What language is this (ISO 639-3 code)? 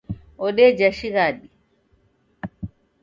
dav